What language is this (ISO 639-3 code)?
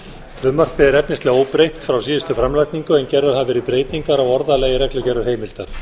isl